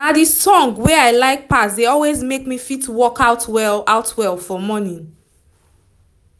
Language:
Nigerian Pidgin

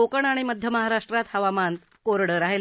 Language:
Marathi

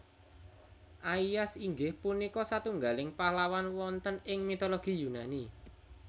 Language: Javanese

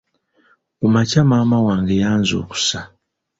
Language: Ganda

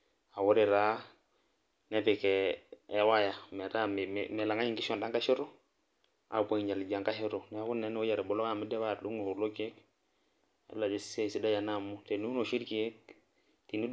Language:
Masai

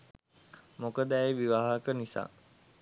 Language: Sinhala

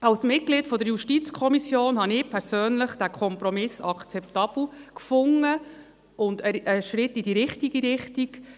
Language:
Swiss German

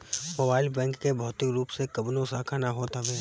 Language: Bhojpuri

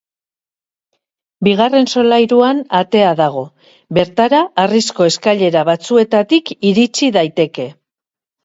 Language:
Basque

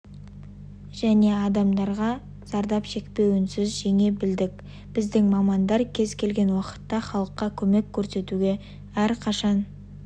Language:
Kazakh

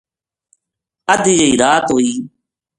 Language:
Gujari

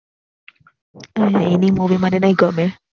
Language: Gujarati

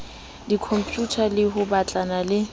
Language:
Southern Sotho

